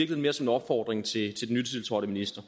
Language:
Danish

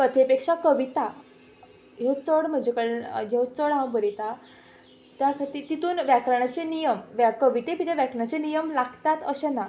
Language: Konkani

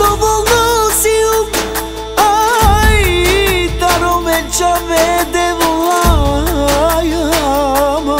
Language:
Romanian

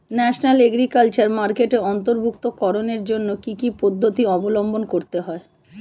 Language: Bangla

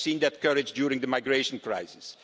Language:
English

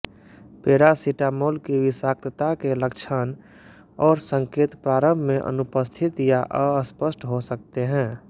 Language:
Hindi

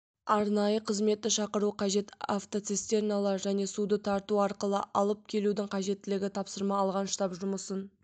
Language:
Kazakh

